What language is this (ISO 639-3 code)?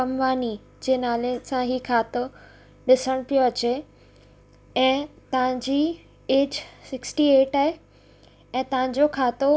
snd